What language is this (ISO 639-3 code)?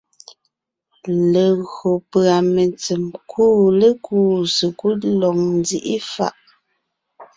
nnh